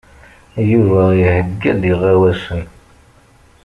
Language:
Kabyle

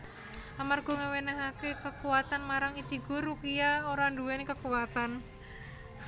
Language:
Javanese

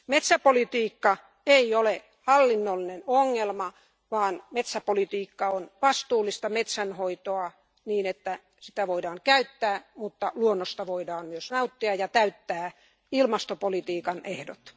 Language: Finnish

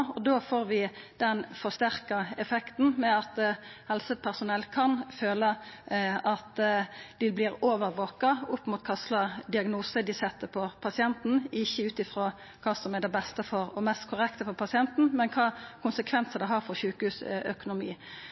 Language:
Norwegian Nynorsk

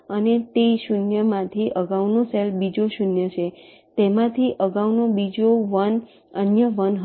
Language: Gujarati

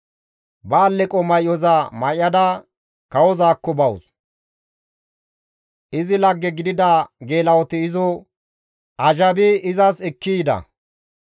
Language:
Gamo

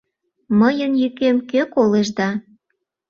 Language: Mari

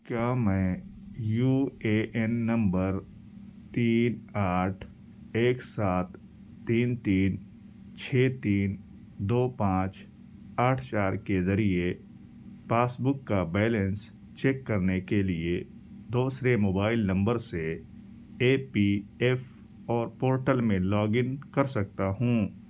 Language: Urdu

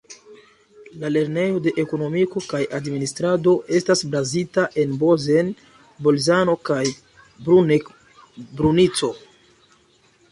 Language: Esperanto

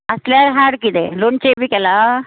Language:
Konkani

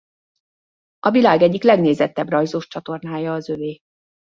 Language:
Hungarian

